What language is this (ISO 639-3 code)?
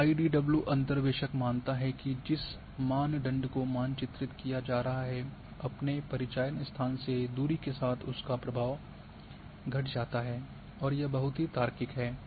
hin